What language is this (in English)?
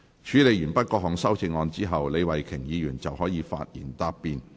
Cantonese